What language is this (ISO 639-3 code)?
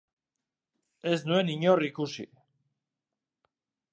eus